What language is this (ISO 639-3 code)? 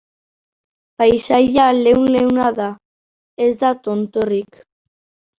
eus